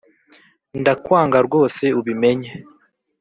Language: Kinyarwanda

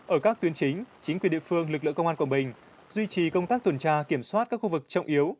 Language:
Vietnamese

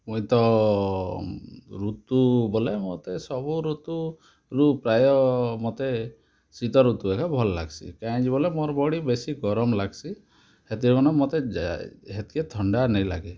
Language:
Odia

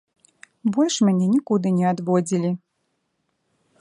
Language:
Belarusian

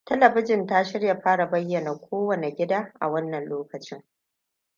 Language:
Hausa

